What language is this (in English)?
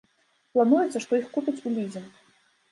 Belarusian